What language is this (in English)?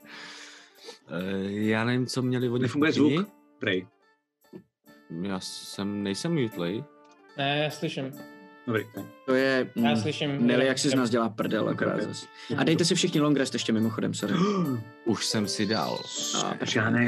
Czech